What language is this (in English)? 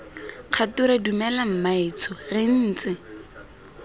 Tswana